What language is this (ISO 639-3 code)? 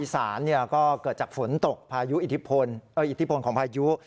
tha